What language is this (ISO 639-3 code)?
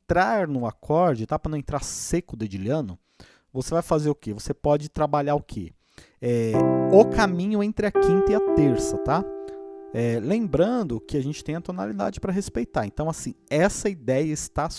por